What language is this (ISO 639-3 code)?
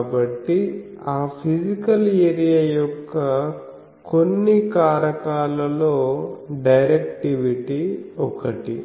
tel